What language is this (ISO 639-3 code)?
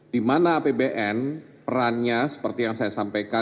ind